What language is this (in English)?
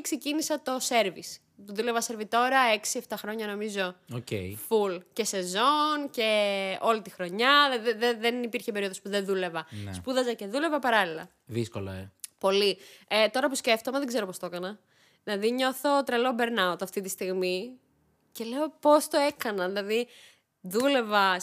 Greek